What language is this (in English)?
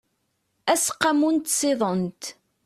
Kabyle